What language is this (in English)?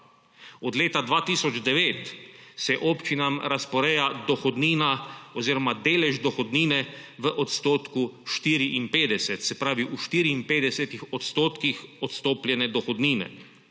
Slovenian